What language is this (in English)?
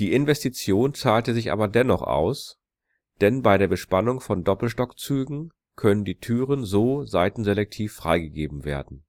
German